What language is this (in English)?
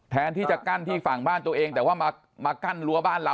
Thai